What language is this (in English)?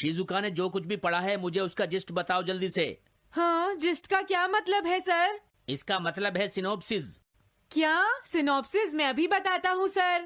Hindi